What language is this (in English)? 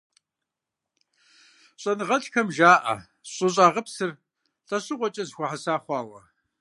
Kabardian